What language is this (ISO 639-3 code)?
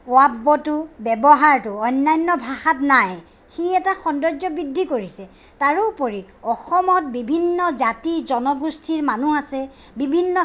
asm